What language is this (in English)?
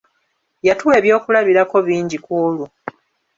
Ganda